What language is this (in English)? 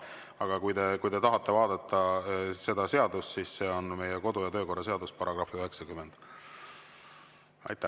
Estonian